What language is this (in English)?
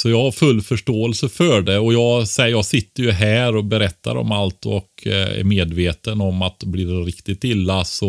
Swedish